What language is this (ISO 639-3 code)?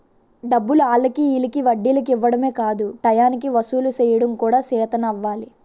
tel